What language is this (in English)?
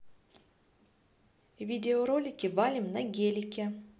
Russian